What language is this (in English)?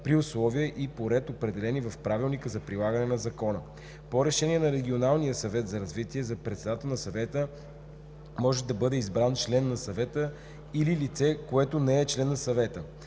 Bulgarian